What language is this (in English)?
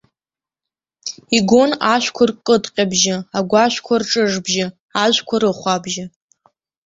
Abkhazian